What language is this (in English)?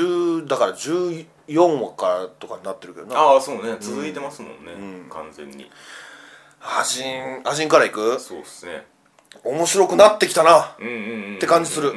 Japanese